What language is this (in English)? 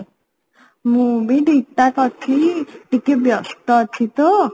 Odia